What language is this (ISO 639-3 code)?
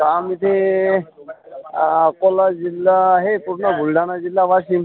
mar